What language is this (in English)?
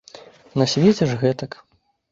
Belarusian